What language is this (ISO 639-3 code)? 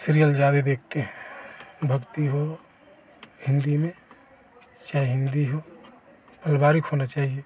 hin